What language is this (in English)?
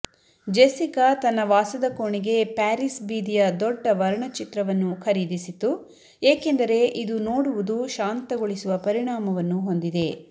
Kannada